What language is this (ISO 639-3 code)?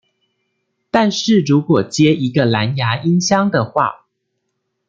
zho